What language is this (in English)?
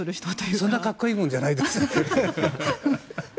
Japanese